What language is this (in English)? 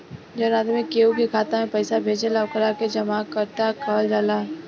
Bhojpuri